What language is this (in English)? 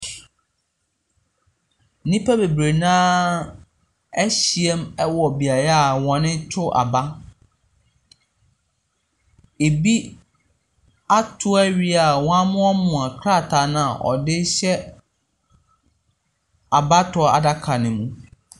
Akan